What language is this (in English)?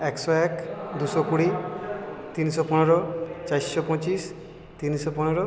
Bangla